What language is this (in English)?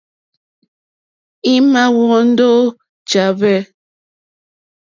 Mokpwe